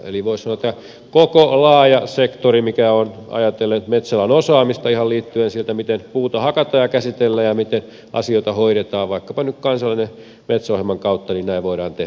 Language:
Finnish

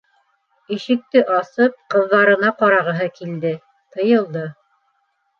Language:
Bashkir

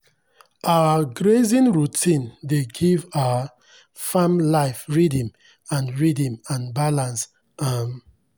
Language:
Nigerian Pidgin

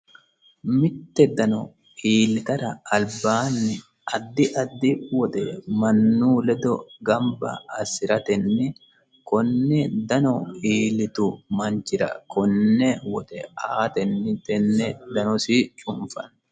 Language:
Sidamo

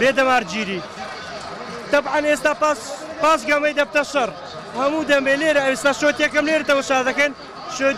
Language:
Arabic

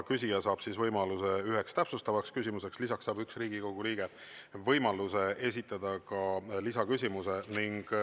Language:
Estonian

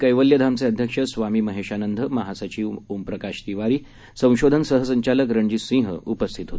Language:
Marathi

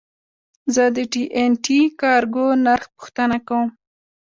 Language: Pashto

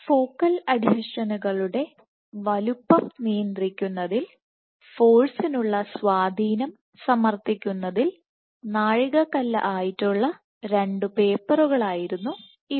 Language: Malayalam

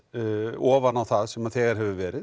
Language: Icelandic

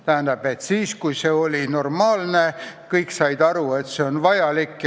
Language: Estonian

